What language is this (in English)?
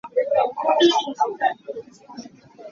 Hakha Chin